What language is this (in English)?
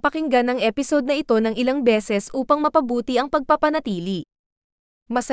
Filipino